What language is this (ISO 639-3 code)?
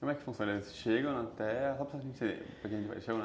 por